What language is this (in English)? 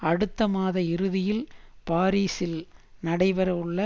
Tamil